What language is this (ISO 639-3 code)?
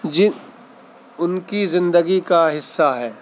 urd